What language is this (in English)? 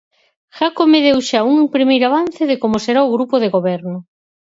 Galician